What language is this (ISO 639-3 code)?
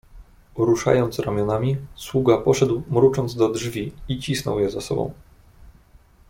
pol